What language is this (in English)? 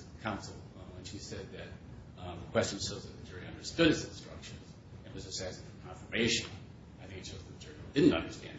English